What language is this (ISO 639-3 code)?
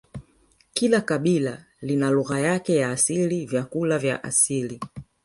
swa